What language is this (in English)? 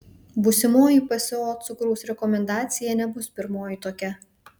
Lithuanian